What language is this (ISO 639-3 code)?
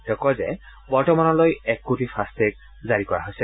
asm